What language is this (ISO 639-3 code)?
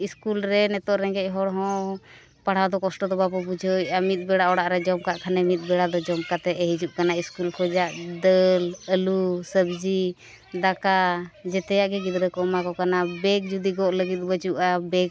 sat